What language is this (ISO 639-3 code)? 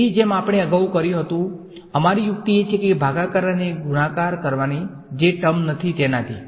guj